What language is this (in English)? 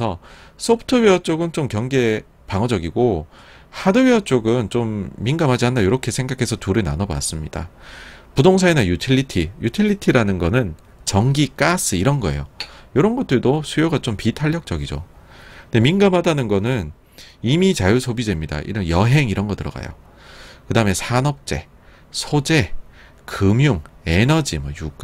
Korean